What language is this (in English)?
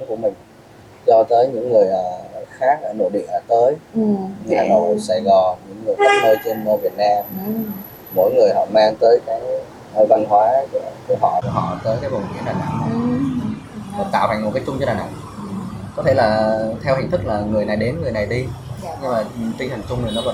Vietnamese